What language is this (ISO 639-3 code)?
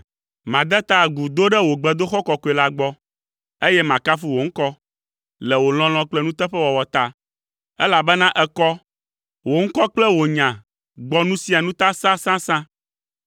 ewe